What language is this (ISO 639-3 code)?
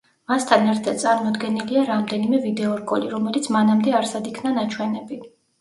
kat